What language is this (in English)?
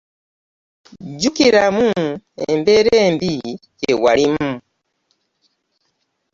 Ganda